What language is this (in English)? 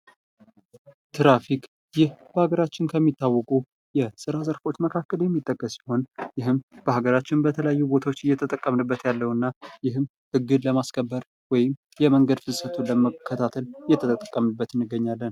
Amharic